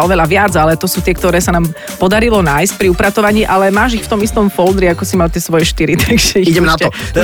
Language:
Slovak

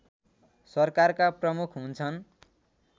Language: Nepali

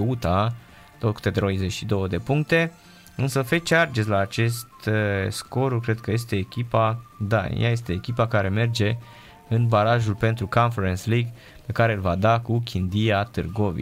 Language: Romanian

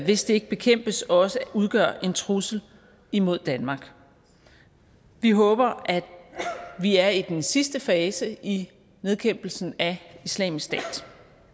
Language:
Danish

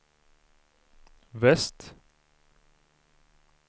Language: Swedish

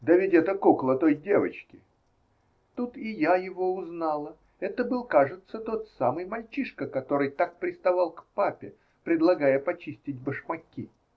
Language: Russian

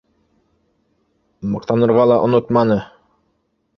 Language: Bashkir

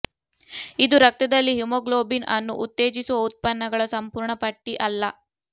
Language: Kannada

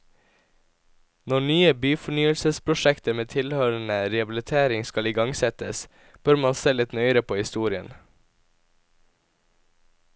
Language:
Norwegian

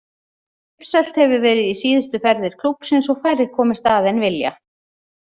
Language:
Icelandic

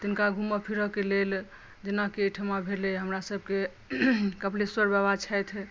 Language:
Maithili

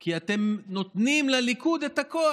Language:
Hebrew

